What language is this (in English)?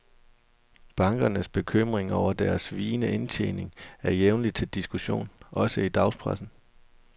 Danish